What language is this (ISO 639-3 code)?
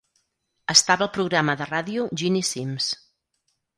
cat